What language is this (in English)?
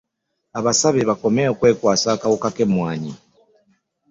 Ganda